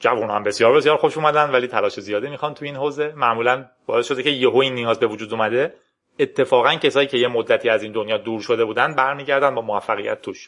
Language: Persian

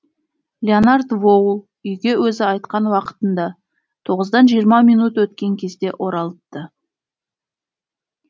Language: Kazakh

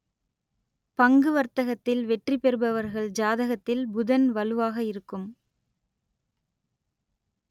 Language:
Tamil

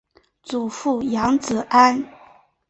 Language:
Chinese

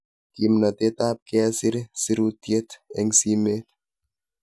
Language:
Kalenjin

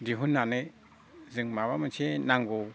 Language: Bodo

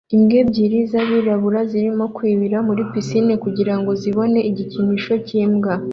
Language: Kinyarwanda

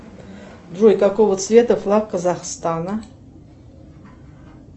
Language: Russian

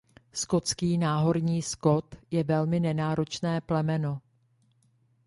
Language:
Czech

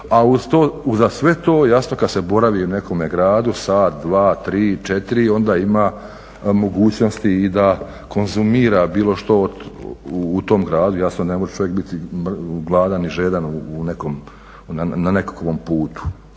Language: Croatian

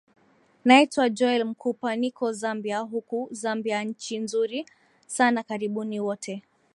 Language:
Swahili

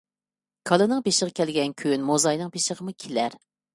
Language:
Uyghur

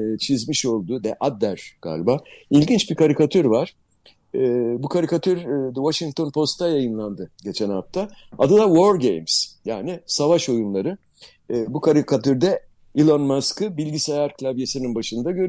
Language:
Turkish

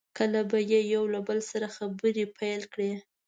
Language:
Pashto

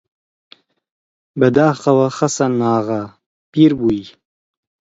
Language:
Central Kurdish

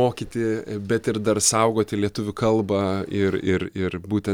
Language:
Lithuanian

